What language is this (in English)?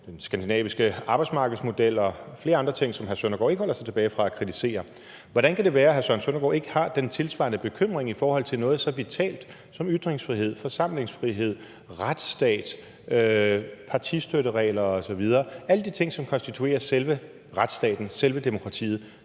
Danish